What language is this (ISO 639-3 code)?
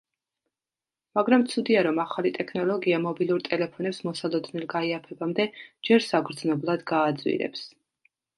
kat